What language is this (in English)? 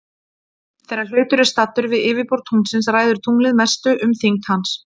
Icelandic